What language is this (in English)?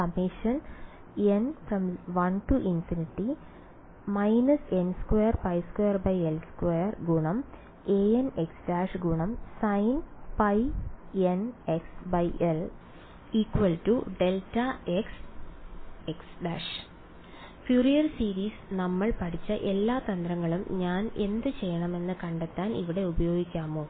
Malayalam